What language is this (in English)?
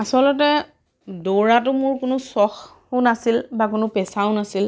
Assamese